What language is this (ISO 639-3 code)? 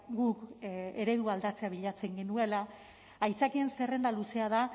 eus